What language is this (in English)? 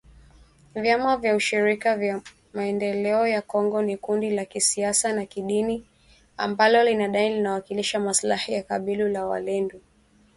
Swahili